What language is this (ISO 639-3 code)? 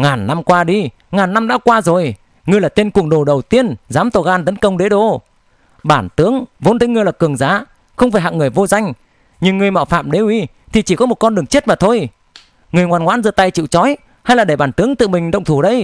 vie